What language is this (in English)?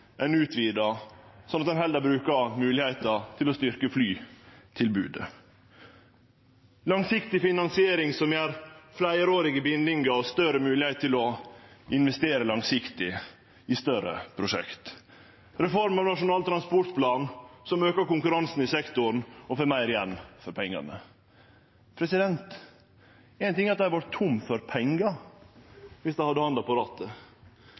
Norwegian Nynorsk